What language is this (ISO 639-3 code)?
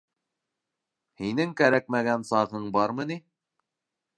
bak